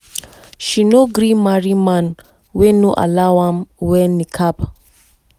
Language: Nigerian Pidgin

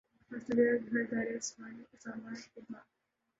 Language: Urdu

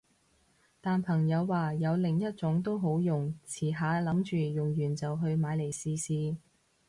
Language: Cantonese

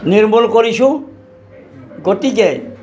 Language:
Assamese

